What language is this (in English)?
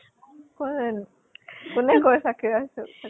Assamese